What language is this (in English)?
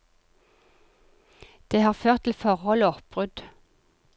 Norwegian